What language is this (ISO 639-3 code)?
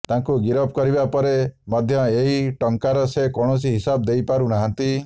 ori